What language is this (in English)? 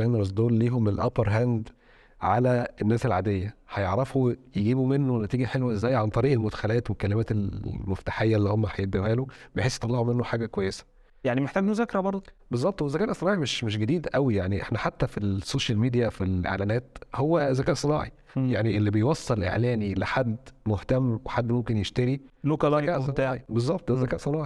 Arabic